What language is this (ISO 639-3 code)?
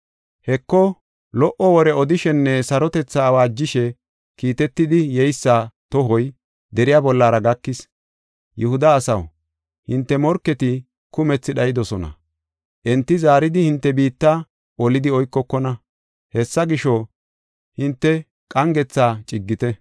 gof